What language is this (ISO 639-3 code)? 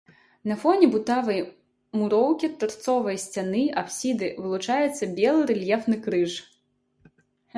bel